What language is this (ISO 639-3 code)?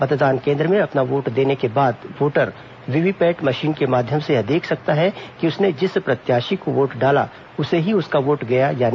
hin